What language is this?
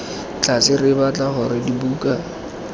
Tswana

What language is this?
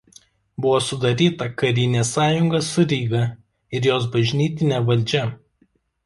Lithuanian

